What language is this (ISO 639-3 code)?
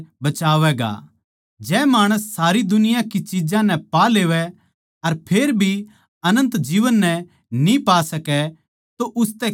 bgc